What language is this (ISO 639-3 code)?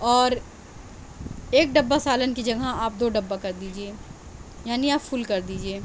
urd